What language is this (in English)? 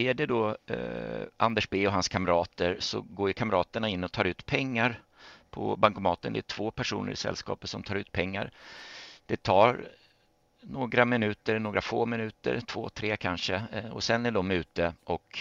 Swedish